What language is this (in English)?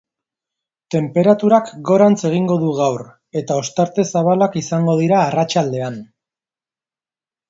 Basque